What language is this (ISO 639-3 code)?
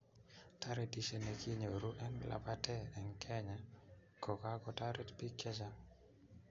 kln